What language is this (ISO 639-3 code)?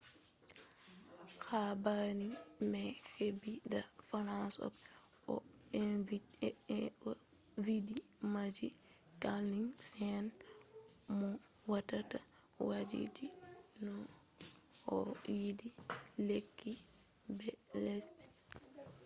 ful